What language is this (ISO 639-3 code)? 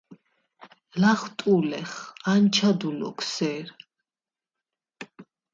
sva